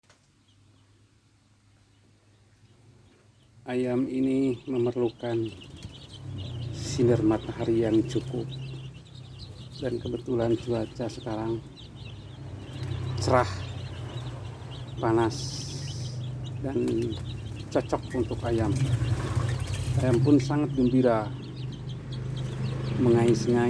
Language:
Indonesian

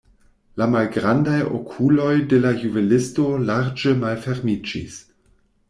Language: Esperanto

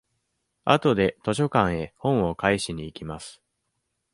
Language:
Japanese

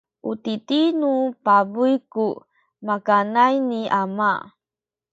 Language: Sakizaya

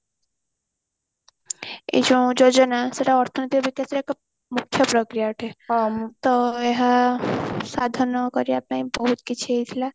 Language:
Odia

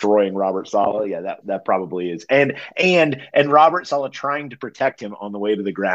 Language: English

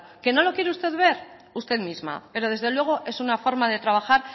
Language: Spanish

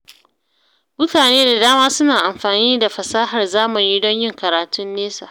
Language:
Hausa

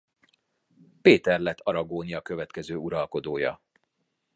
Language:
Hungarian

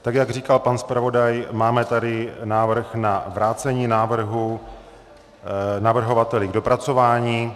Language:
Czech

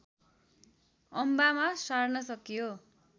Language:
Nepali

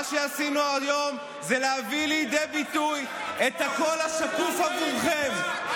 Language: Hebrew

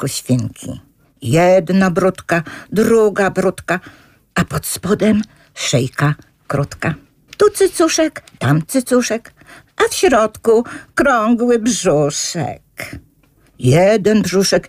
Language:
Polish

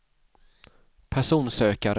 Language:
Swedish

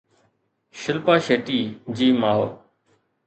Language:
Sindhi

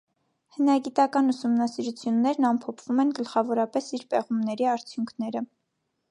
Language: Armenian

